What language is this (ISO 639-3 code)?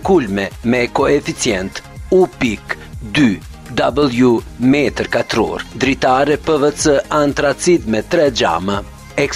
ron